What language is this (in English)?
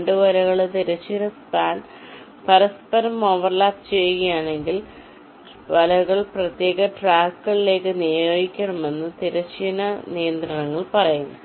Malayalam